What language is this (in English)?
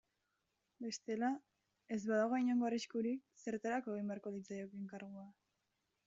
Basque